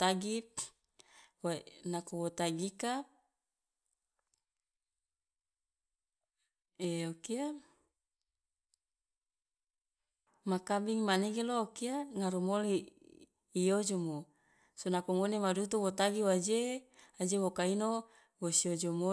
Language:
Loloda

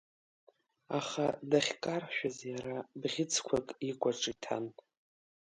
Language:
Abkhazian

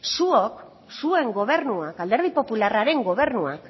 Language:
Basque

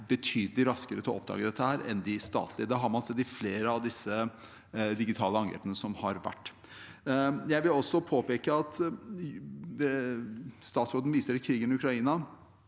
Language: Norwegian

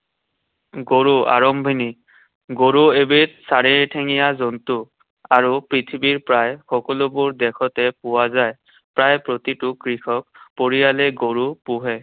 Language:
Assamese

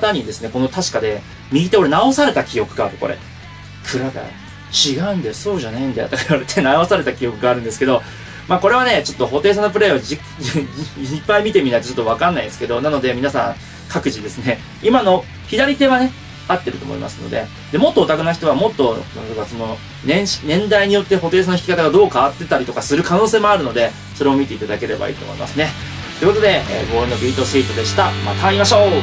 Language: Japanese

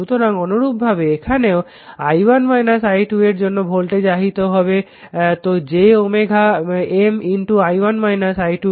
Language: Bangla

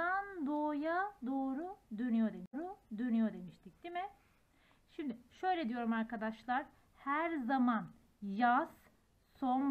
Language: Turkish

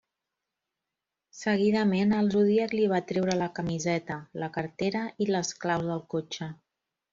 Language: Catalan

